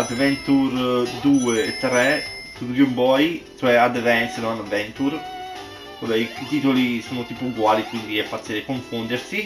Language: Italian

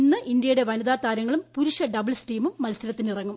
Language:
Malayalam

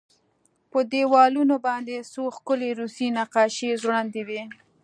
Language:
Pashto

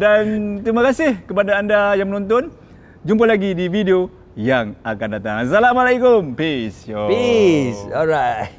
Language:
Malay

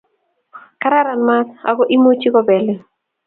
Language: Kalenjin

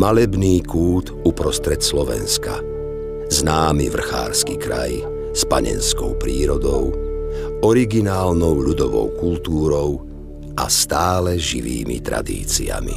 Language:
Slovak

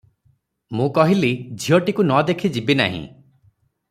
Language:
Odia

